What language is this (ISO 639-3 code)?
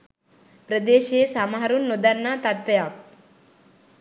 sin